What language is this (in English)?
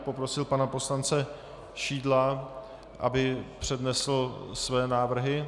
Czech